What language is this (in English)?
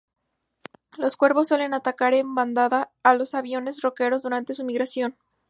Spanish